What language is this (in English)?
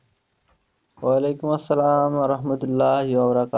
Bangla